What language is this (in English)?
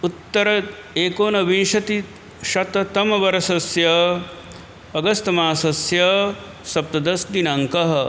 Sanskrit